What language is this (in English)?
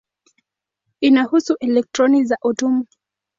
Swahili